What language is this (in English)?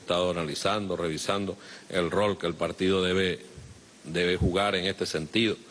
Spanish